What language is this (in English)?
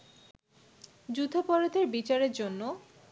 Bangla